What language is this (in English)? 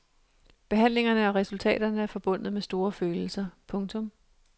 Danish